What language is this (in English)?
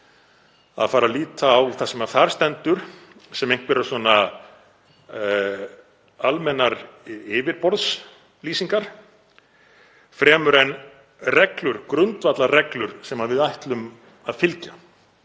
Icelandic